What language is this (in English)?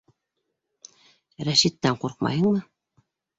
Bashkir